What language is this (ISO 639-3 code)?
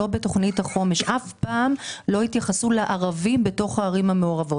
heb